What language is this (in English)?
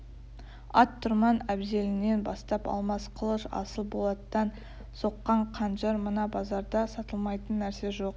Kazakh